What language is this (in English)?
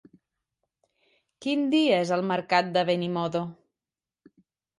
Catalan